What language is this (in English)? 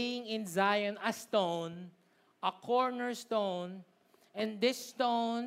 Filipino